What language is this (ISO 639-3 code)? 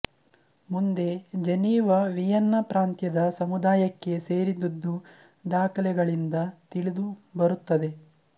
kan